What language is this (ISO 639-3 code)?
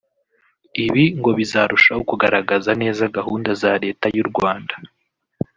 kin